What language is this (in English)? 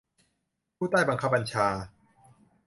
Thai